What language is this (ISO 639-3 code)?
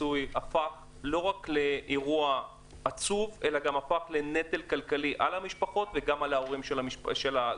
heb